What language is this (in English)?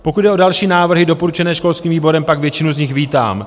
Czech